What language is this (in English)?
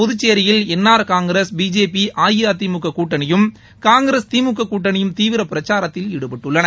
Tamil